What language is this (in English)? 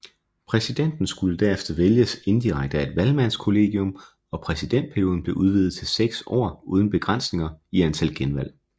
Danish